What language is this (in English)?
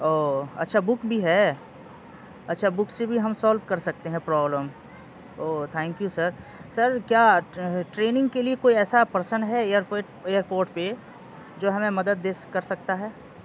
Urdu